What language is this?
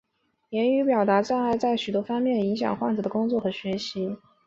Chinese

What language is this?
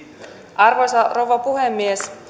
Finnish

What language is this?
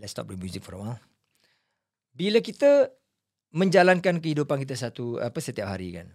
Malay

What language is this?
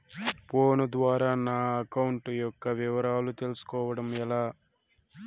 Telugu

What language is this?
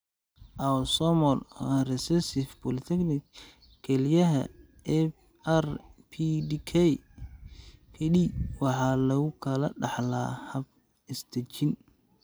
Somali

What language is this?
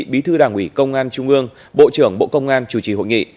Vietnamese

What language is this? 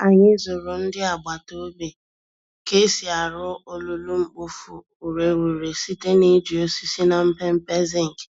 Igbo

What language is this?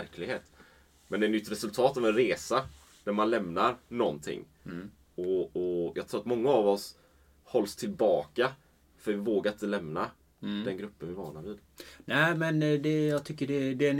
Swedish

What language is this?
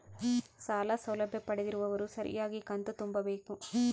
Kannada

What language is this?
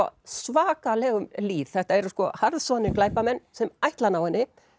Icelandic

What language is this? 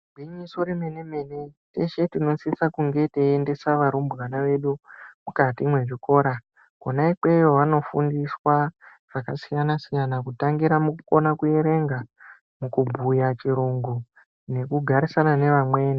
Ndau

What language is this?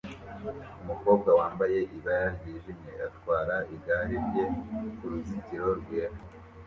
Kinyarwanda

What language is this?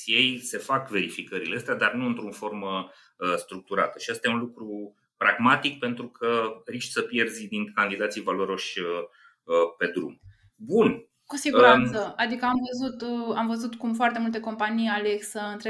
Romanian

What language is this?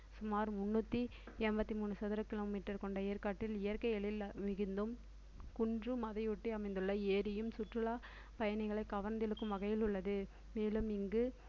Tamil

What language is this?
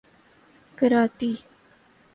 Urdu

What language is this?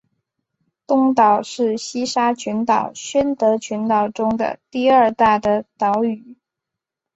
Chinese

